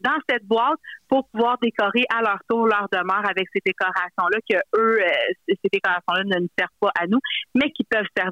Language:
French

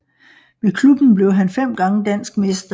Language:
Danish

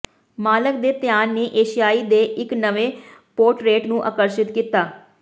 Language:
Punjabi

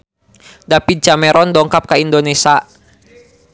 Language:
Sundanese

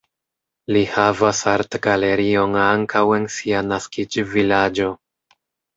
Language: Esperanto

